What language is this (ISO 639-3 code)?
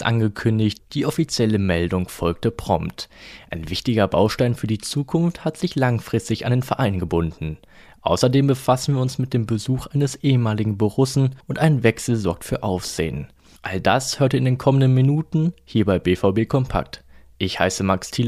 deu